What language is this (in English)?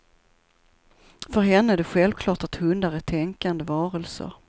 Swedish